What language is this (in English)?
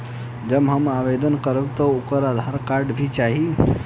Bhojpuri